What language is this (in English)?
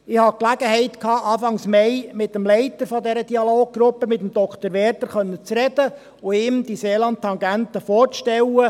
Swiss German